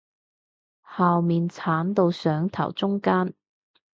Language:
Cantonese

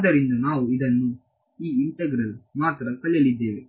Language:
Kannada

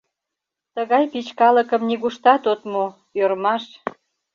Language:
Mari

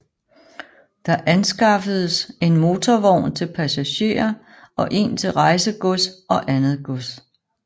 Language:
Danish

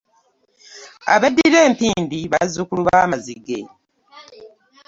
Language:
Ganda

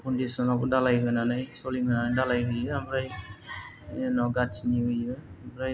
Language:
Bodo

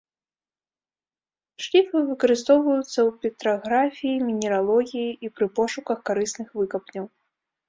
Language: Belarusian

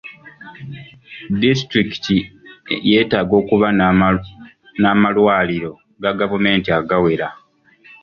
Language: Ganda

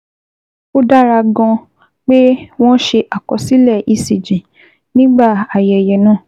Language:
Yoruba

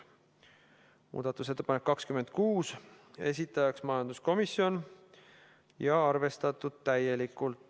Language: Estonian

